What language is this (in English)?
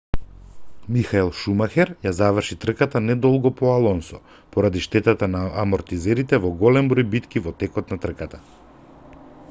Macedonian